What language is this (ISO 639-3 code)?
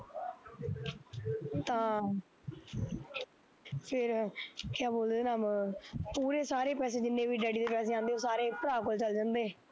pan